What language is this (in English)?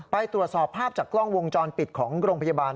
Thai